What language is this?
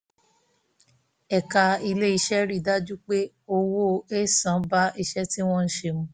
Yoruba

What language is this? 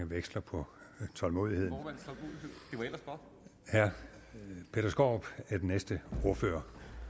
Danish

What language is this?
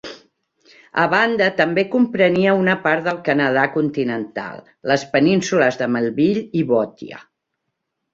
Catalan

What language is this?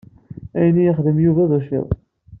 Kabyle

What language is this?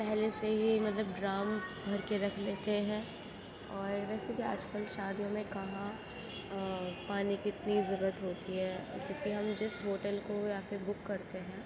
Urdu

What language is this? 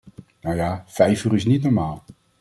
Dutch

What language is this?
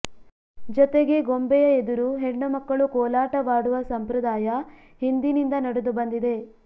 Kannada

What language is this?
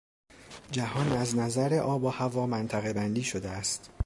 Persian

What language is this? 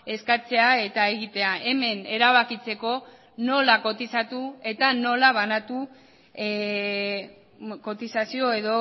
Basque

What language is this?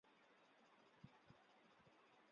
Chinese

